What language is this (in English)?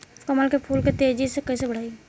Bhojpuri